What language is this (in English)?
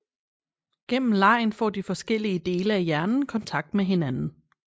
Danish